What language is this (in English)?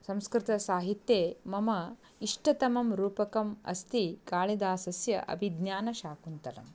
Sanskrit